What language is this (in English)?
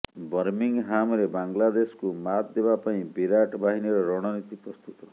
Odia